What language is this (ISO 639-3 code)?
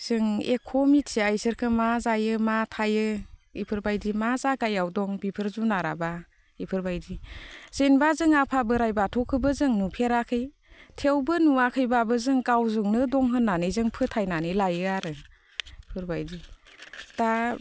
brx